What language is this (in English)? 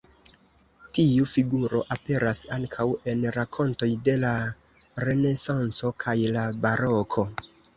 Esperanto